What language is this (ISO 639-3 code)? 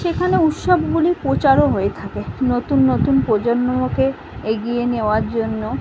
ben